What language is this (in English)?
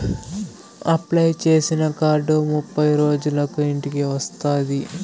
Telugu